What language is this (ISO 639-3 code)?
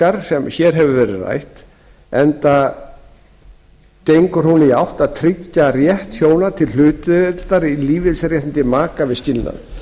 isl